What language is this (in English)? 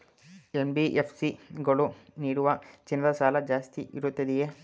Kannada